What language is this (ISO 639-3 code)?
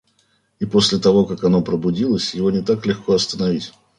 rus